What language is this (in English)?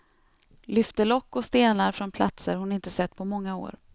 Swedish